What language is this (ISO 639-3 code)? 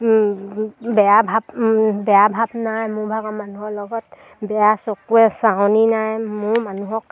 asm